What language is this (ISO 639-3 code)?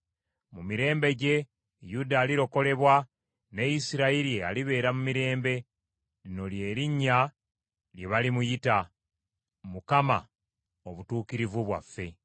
lug